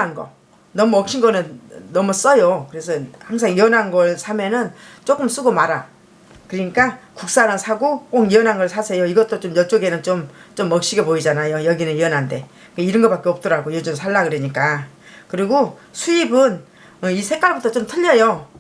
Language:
Korean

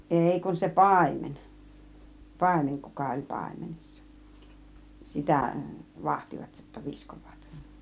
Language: Finnish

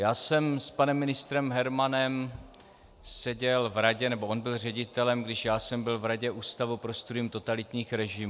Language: Czech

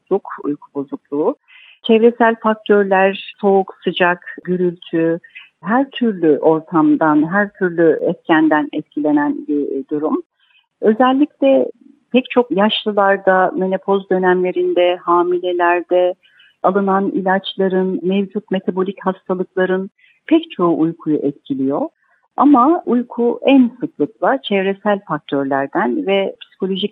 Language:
Turkish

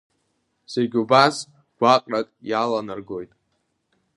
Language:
Abkhazian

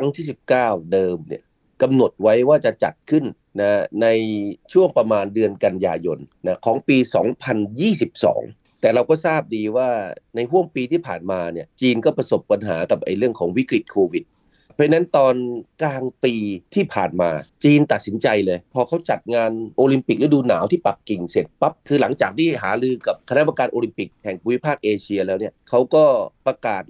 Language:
Thai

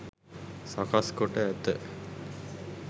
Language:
Sinhala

